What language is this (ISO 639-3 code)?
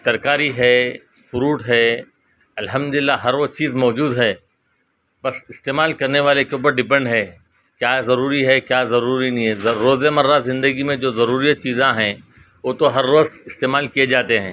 urd